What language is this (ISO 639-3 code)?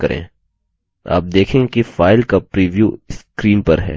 hin